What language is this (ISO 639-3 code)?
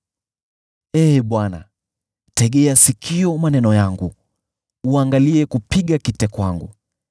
swa